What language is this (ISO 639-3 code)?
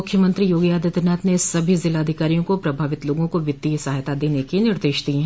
hin